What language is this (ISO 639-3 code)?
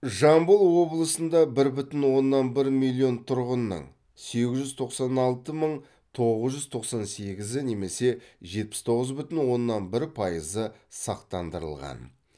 kaz